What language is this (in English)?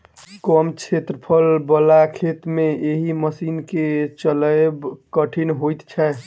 Maithili